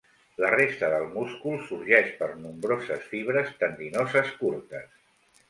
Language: Catalan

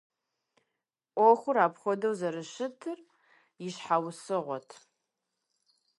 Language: Kabardian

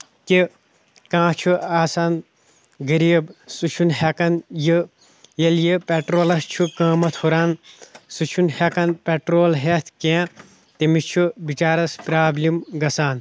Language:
Kashmiri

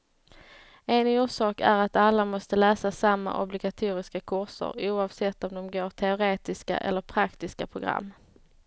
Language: Swedish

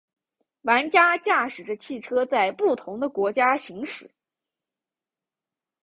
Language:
Chinese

